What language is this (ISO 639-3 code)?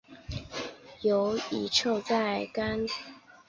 zho